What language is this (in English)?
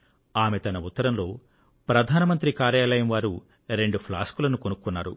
Telugu